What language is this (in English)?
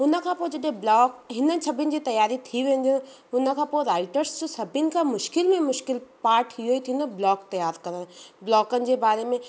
Sindhi